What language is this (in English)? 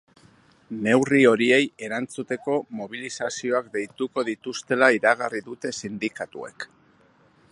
Basque